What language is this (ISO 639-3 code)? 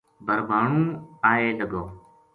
gju